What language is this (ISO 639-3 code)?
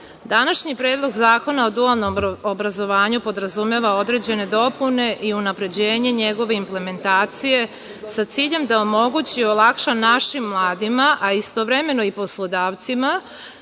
srp